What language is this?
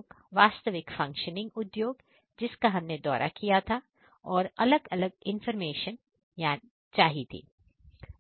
Hindi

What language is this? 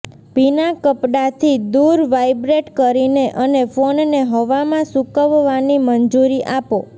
Gujarati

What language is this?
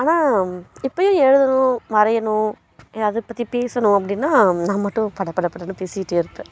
Tamil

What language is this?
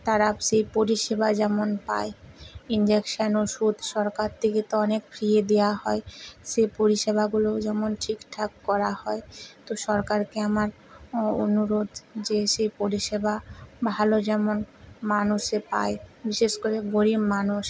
Bangla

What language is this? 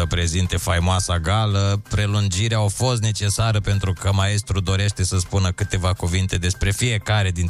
Romanian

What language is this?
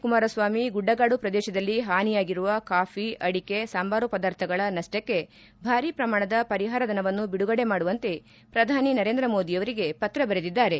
Kannada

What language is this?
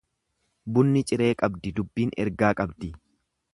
Oromo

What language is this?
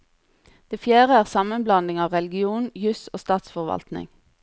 Norwegian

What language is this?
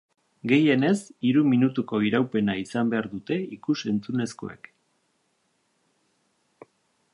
Basque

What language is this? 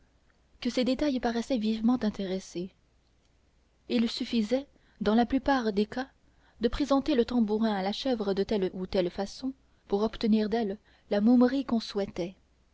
French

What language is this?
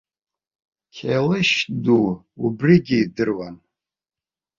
Abkhazian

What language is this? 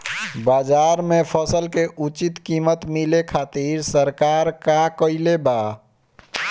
Bhojpuri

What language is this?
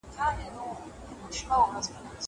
Pashto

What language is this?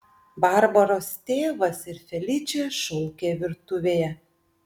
Lithuanian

